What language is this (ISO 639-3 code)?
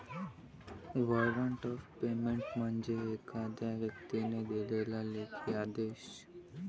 mar